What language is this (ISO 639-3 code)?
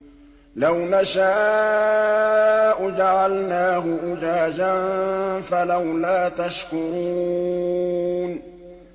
ara